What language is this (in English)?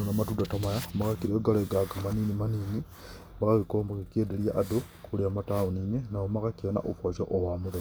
Kikuyu